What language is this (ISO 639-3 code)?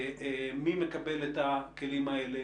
heb